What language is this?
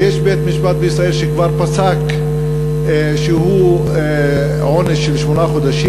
Hebrew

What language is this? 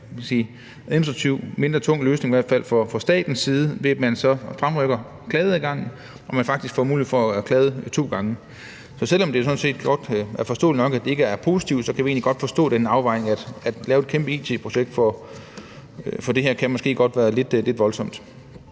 Danish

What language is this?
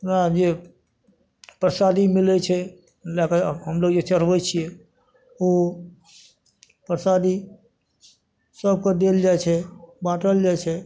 Maithili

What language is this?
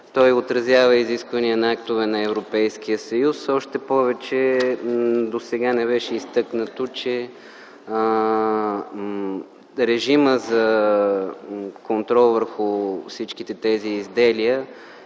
Bulgarian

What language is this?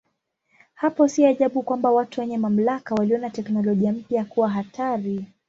Swahili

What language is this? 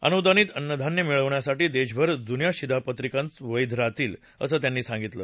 Marathi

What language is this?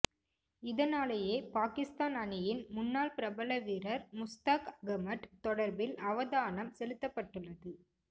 Tamil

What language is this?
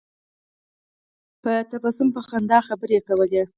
Pashto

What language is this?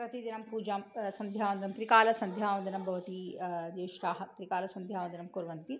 Sanskrit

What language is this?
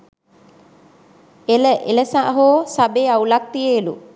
Sinhala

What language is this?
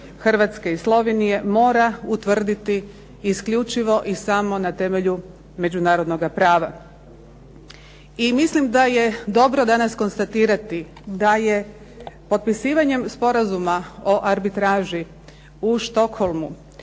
Croatian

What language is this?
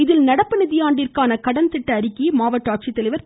Tamil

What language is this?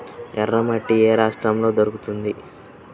Telugu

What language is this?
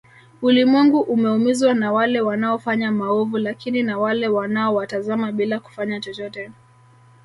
Swahili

